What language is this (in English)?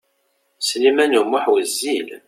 Kabyle